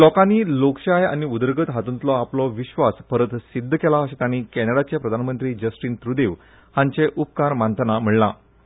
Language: Konkani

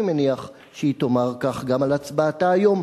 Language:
Hebrew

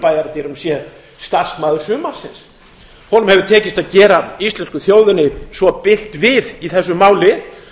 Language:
Icelandic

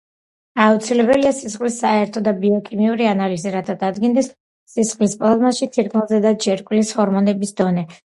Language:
Georgian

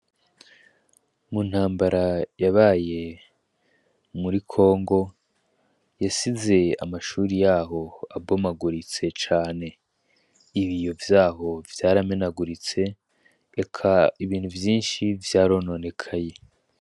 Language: Rundi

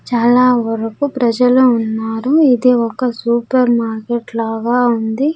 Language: Telugu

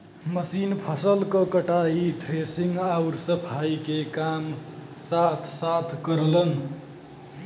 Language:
Bhojpuri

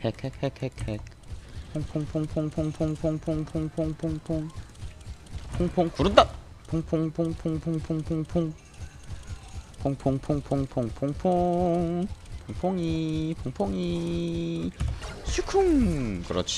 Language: Korean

